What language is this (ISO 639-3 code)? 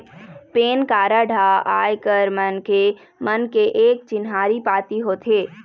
hne